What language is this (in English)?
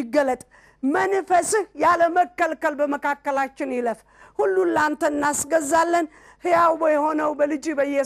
Arabic